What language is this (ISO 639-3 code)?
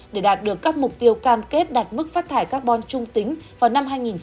vie